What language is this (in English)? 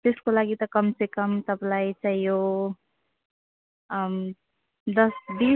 Nepali